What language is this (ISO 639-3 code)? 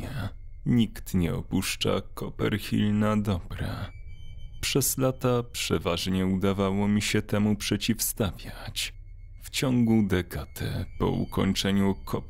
pol